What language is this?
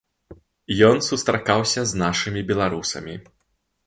Belarusian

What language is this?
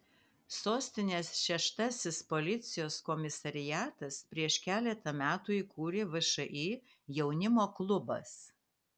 Lithuanian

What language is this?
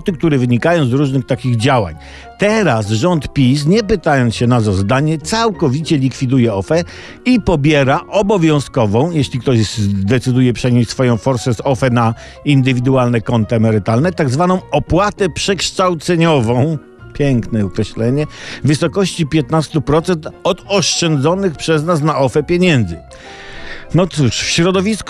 Polish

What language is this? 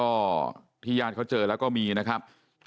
Thai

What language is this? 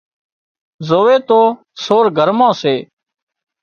Wadiyara Koli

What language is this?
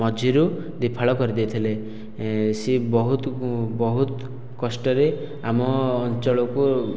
Odia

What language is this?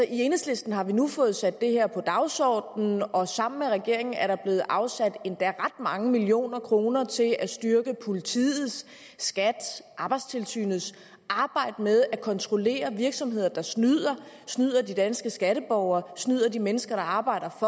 Danish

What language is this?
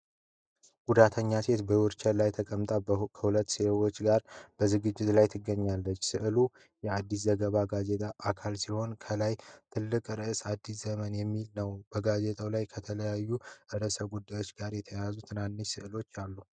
Amharic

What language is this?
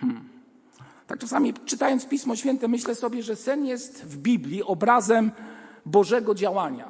Polish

